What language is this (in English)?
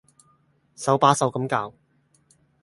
Cantonese